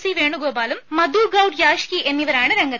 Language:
Malayalam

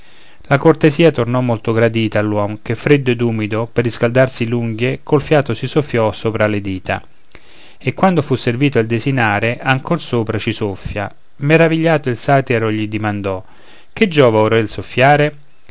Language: Italian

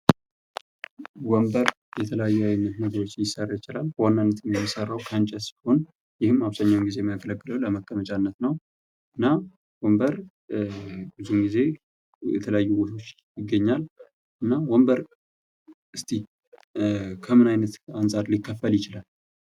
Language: Amharic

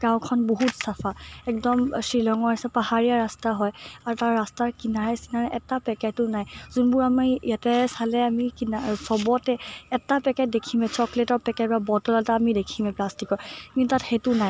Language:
Assamese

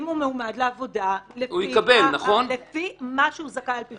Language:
Hebrew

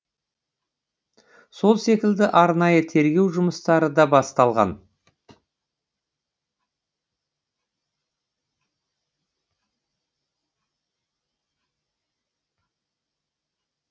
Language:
Kazakh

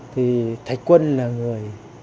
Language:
Vietnamese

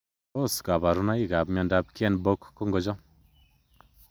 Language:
Kalenjin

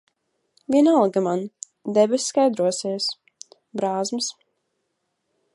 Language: Latvian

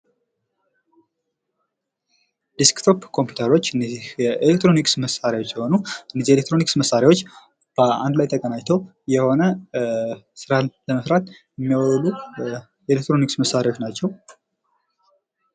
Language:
Amharic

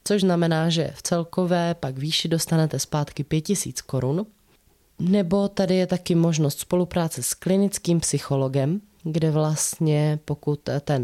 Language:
Czech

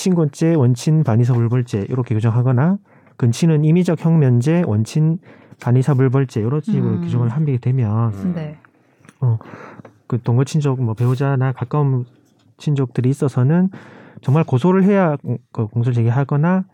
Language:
Korean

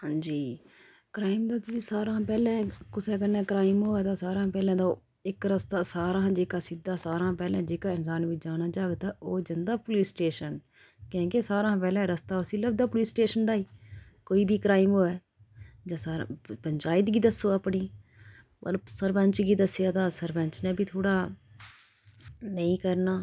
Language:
Dogri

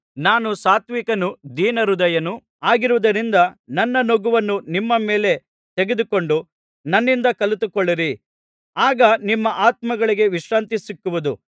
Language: Kannada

